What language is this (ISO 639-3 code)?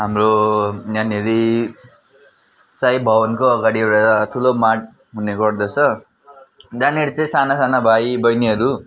nep